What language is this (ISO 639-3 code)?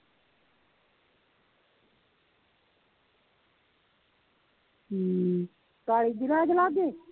pan